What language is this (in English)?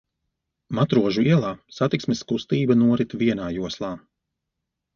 Latvian